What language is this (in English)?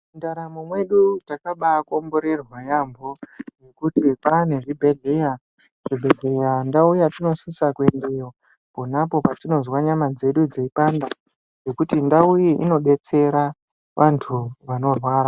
Ndau